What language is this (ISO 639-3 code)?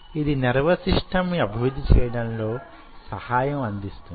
tel